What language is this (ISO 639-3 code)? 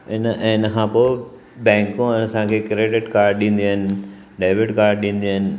snd